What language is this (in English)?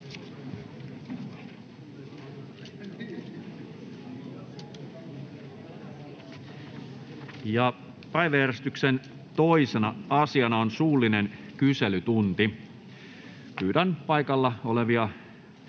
Finnish